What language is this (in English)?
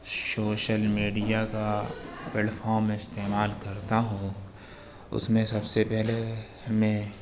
Urdu